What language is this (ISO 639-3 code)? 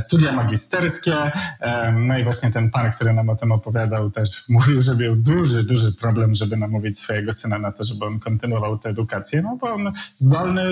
pol